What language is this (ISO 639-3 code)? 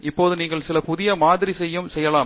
tam